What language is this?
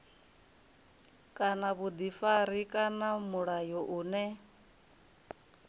Venda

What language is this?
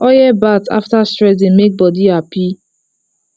Nigerian Pidgin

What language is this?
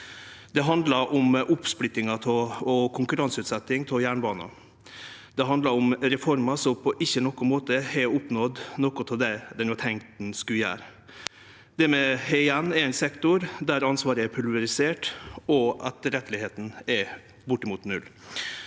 Norwegian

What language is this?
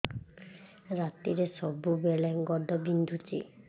Odia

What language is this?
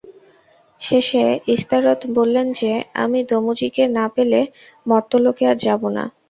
Bangla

